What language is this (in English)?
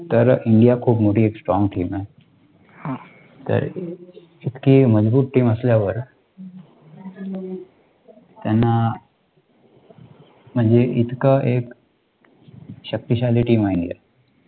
Marathi